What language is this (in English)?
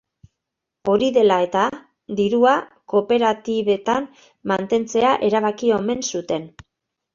Basque